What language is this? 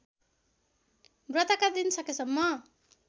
Nepali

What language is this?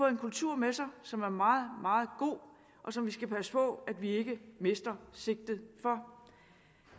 Danish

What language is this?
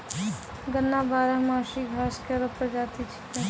Maithili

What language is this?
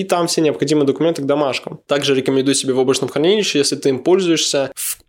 Russian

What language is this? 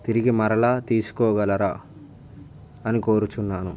Telugu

